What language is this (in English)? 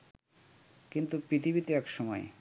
Bangla